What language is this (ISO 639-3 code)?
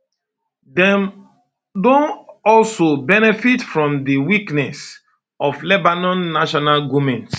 pcm